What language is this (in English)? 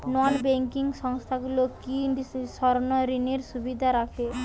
Bangla